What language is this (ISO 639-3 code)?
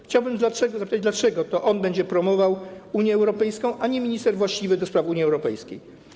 pol